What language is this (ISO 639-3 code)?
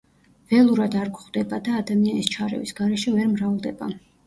kat